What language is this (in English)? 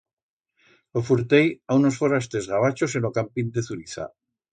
Aragonese